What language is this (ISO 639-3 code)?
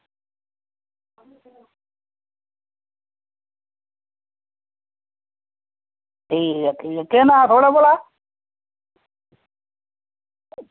doi